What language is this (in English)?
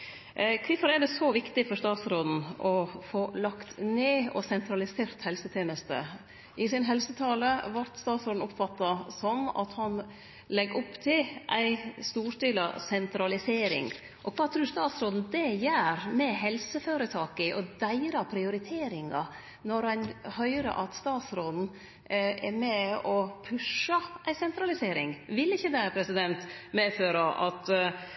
Norwegian Nynorsk